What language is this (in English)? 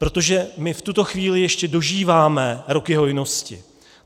Czech